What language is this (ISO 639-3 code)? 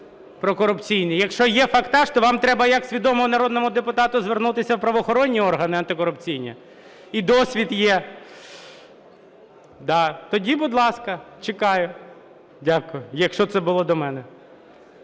ukr